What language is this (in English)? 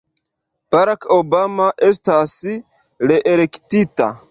Esperanto